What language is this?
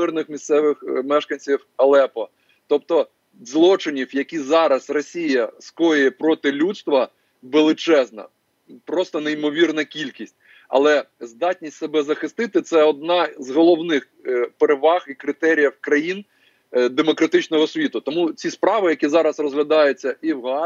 Ukrainian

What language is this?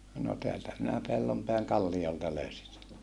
Finnish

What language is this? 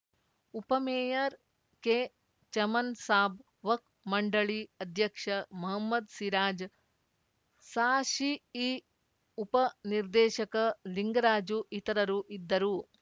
Kannada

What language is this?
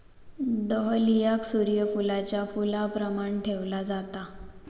Marathi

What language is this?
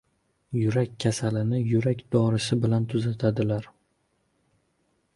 Uzbek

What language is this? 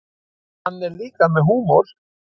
Icelandic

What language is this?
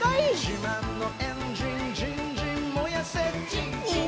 Japanese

